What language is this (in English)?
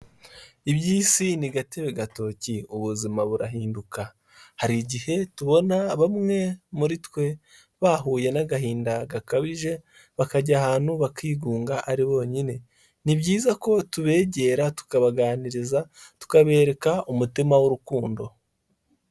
Kinyarwanda